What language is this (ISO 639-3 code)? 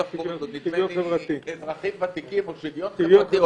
heb